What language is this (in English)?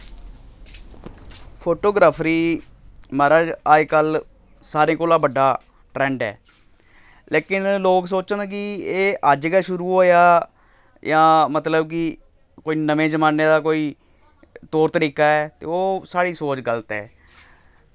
Dogri